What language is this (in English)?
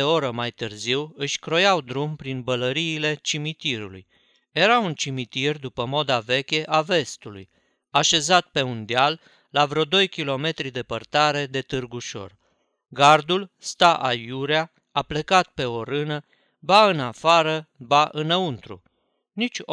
Romanian